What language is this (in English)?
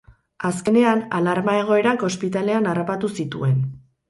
Basque